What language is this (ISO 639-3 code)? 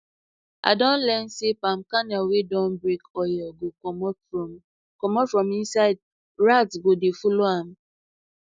pcm